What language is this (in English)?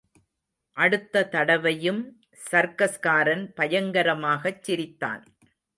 Tamil